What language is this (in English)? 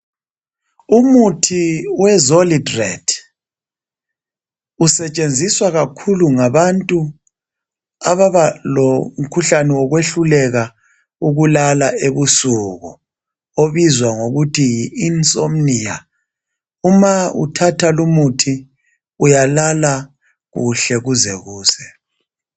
North Ndebele